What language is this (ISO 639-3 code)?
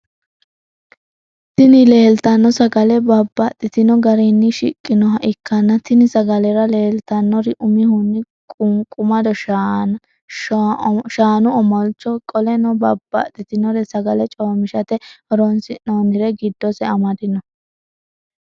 sid